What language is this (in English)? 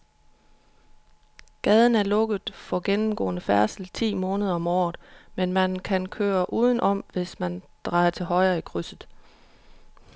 Danish